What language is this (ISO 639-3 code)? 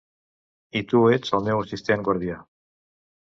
cat